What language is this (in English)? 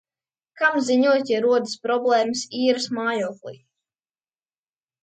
Latvian